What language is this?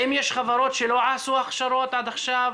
Hebrew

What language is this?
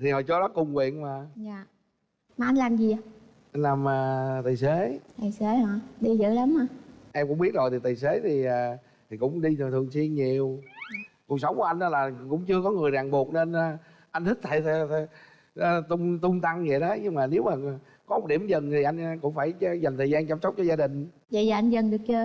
Vietnamese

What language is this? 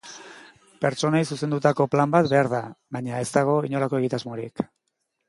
Basque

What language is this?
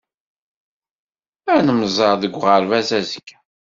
Kabyle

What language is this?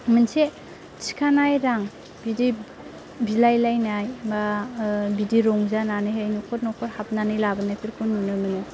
Bodo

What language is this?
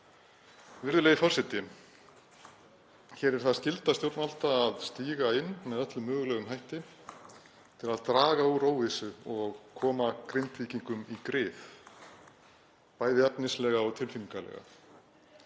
Icelandic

